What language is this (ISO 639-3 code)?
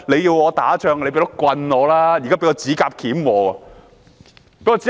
yue